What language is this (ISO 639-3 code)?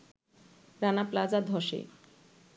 ben